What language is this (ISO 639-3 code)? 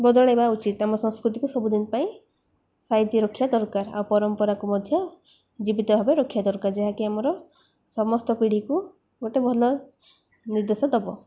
ori